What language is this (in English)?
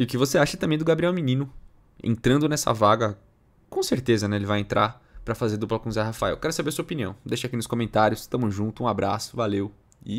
Portuguese